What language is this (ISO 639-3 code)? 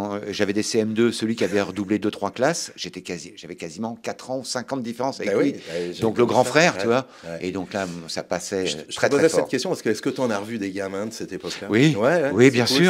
fra